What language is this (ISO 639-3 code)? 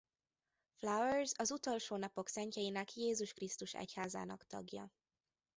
hun